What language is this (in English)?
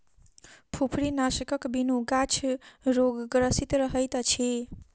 Maithili